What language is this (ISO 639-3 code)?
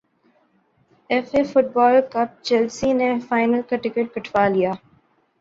urd